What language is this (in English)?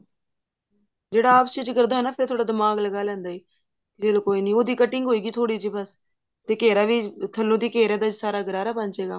Punjabi